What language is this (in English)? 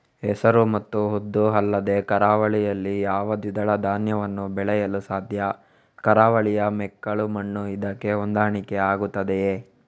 Kannada